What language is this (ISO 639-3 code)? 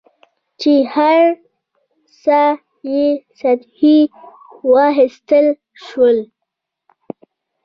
pus